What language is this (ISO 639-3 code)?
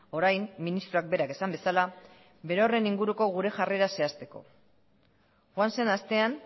eus